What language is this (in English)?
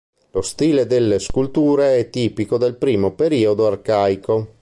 Italian